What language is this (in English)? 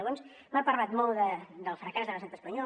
Catalan